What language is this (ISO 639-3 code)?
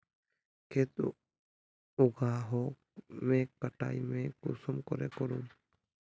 mag